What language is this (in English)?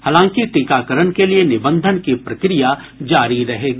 Hindi